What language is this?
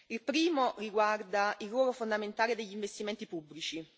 Italian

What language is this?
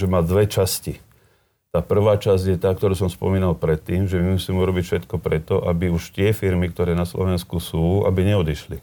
Slovak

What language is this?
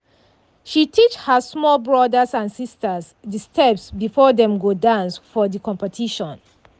Nigerian Pidgin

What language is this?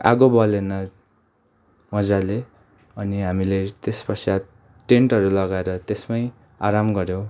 Nepali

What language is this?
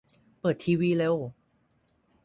Thai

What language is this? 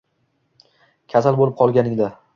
Uzbek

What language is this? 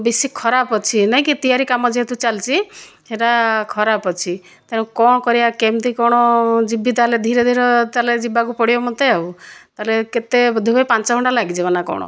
Odia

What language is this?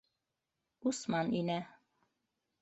Bashkir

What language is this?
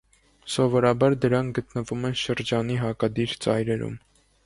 Armenian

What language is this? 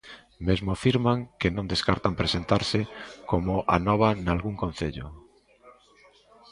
Galician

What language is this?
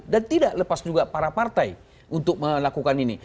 Indonesian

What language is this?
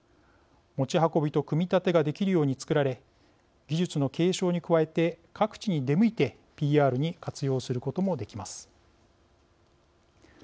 Japanese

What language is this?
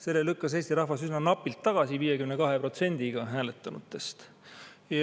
Estonian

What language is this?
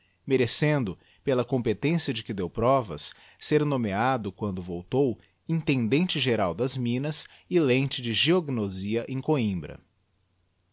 Portuguese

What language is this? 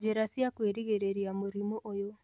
Kikuyu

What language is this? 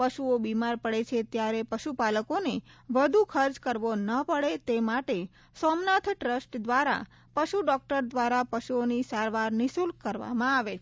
Gujarati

